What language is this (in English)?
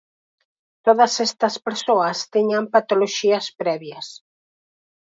Galician